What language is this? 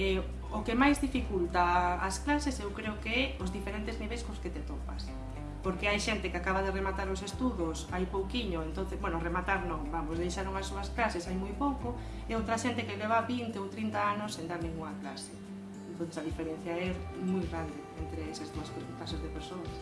Galician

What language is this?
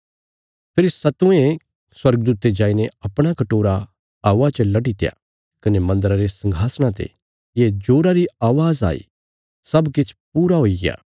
Bilaspuri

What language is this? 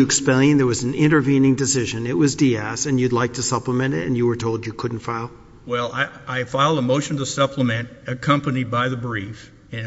English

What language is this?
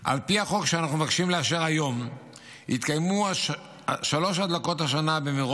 Hebrew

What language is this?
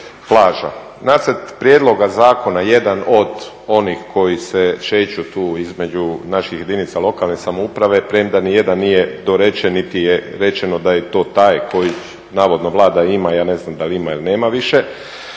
Croatian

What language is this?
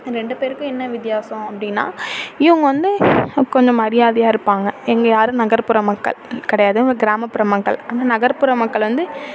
Tamil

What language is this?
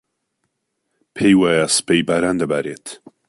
Central Kurdish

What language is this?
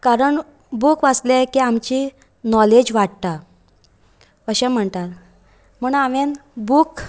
Konkani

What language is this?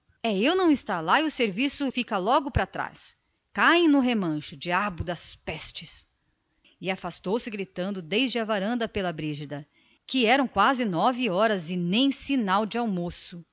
Portuguese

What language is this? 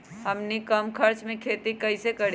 Magahi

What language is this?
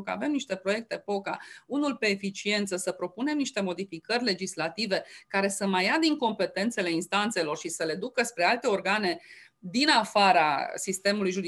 Romanian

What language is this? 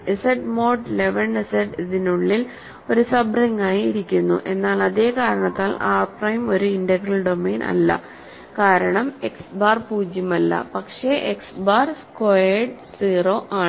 Malayalam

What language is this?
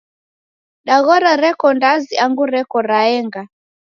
Taita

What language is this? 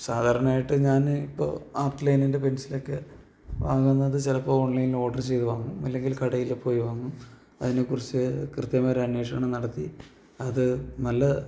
Malayalam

